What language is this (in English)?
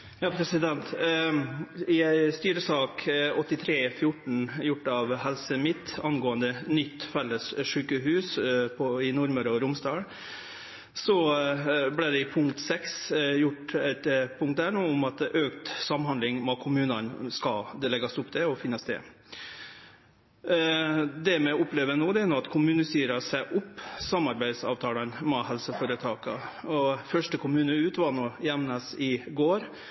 Norwegian